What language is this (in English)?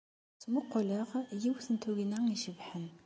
Kabyle